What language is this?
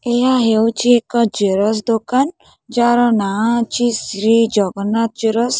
Odia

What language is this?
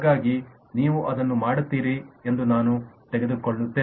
Kannada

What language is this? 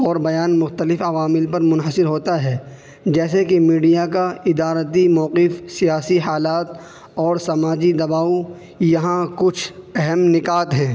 Urdu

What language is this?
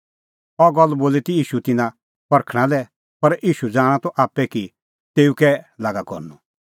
Kullu Pahari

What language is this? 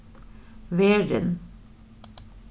Faroese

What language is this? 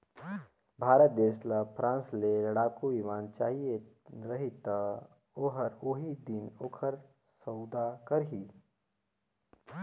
Chhattisgarhi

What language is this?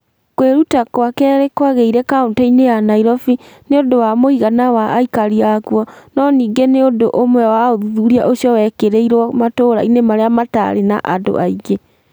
Kikuyu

